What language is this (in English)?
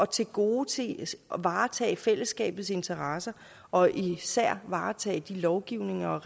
Danish